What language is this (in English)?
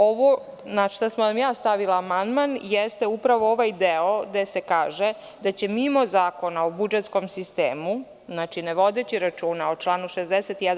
Serbian